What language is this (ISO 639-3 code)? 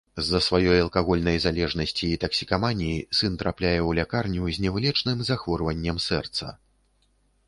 bel